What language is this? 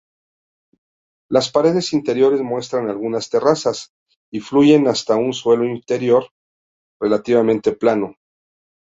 Spanish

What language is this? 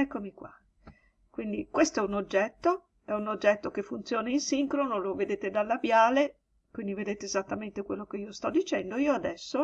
Italian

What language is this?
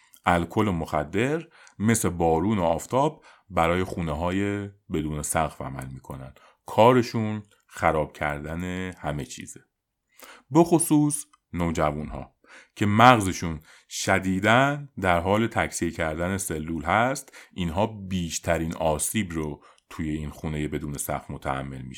Persian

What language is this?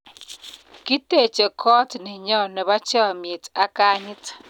Kalenjin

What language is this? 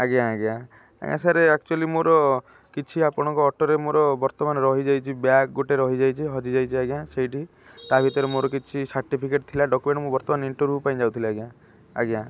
Odia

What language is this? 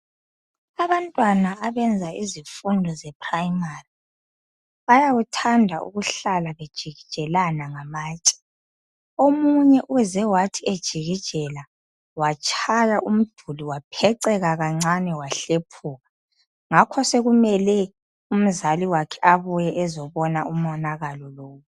North Ndebele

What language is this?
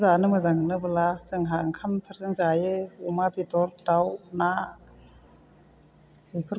Bodo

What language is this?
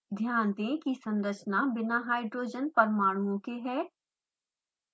Hindi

